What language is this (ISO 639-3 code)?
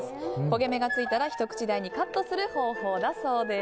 jpn